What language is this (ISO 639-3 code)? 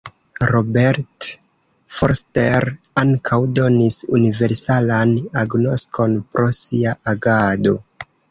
epo